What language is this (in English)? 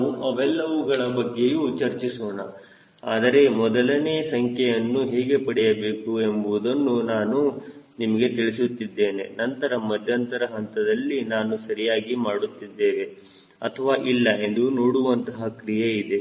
Kannada